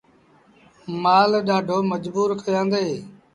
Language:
Sindhi Bhil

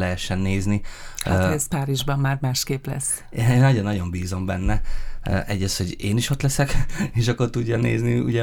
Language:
Hungarian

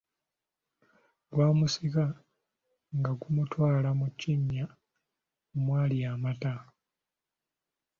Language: Ganda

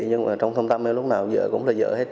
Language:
Vietnamese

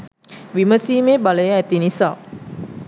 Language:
Sinhala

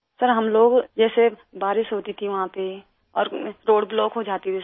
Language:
Urdu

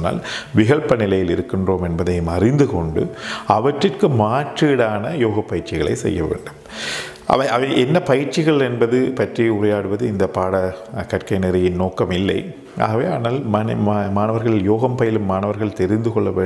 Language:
Thai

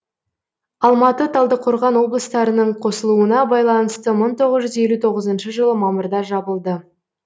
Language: Kazakh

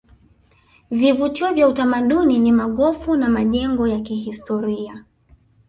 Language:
Swahili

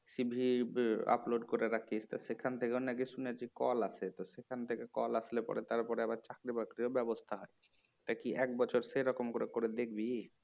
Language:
Bangla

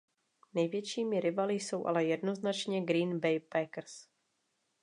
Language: Czech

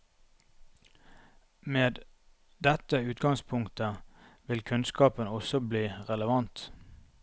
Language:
Norwegian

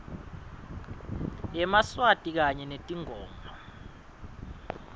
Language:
Swati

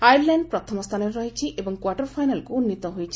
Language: Odia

